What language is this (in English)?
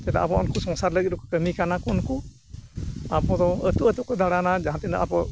Santali